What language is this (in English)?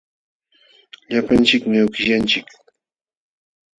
Jauja Wanca Quechua